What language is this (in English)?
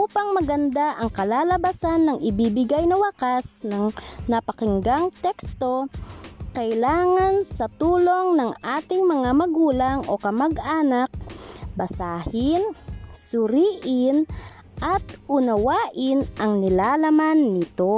Filipino